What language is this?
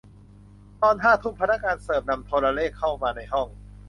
Thai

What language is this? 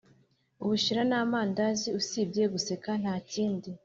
Kinyarwanda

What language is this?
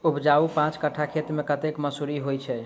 Maithili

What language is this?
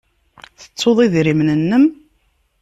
Kabyle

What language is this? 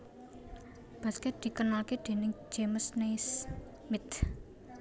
Javanese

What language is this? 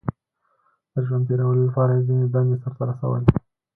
Pashto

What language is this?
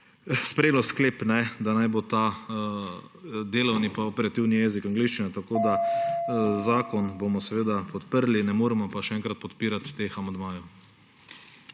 Slovenian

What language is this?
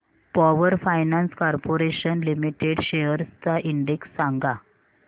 Marathi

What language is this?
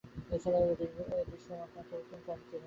Bangla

